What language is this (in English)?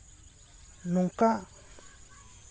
Santali